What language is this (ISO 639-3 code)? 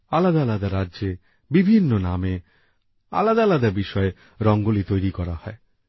ben